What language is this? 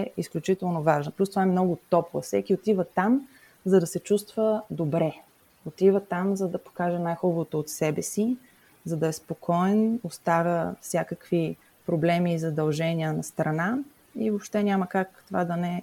Bulgarian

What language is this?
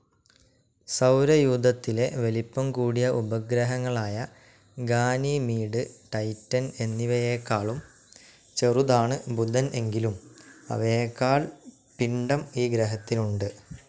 Malayalam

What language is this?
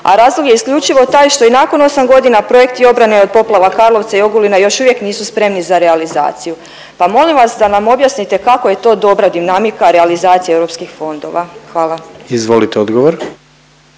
Croatian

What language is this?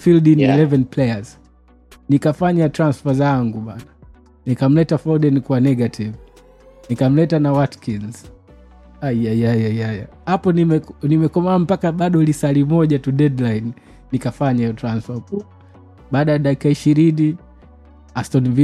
Swahili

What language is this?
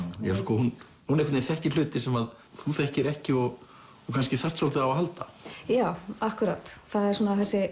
Icelandic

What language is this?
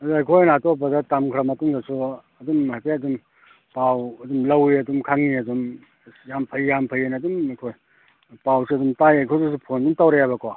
Manipuri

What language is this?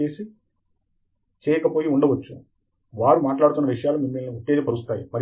Telugu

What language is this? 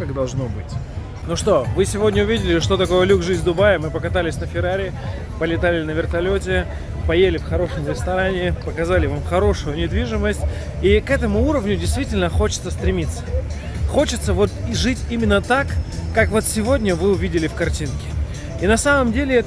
Russian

